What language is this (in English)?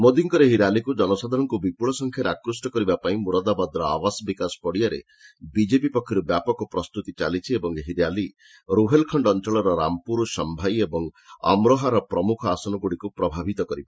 Odia